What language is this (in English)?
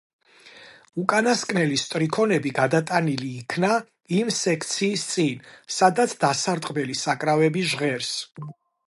Georgian